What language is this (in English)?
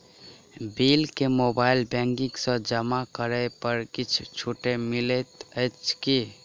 Maithili